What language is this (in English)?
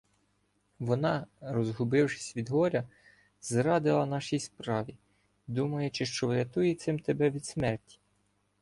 Ukrainian